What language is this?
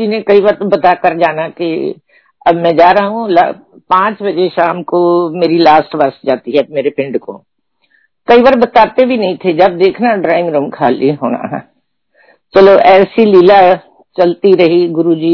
Hindi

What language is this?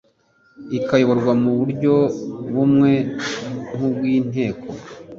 Kinyarwanda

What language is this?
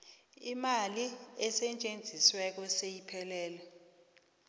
South Ndebele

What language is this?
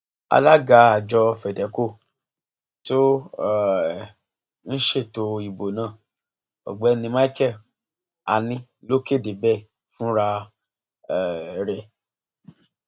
Yoruba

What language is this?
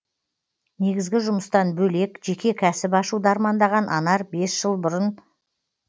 Kazakh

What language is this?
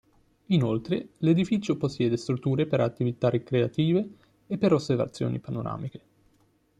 Italian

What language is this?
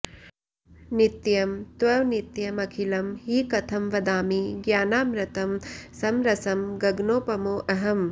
Sanskrit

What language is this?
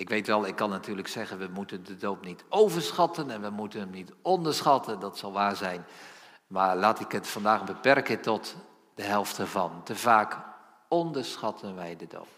Dutch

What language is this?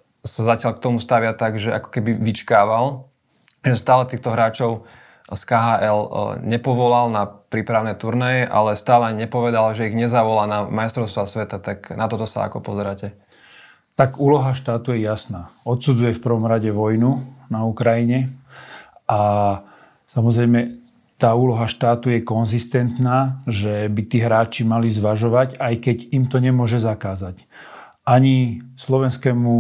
Slovak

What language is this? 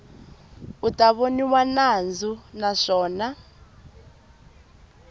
Tsonga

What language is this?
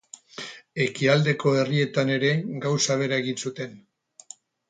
Basque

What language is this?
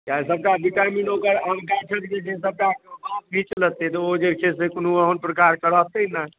Maithili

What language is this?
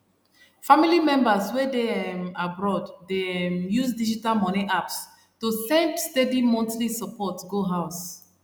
Nigerian Pidgin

